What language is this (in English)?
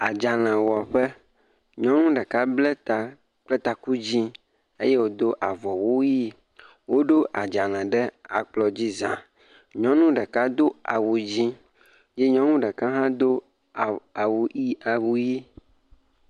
Ewe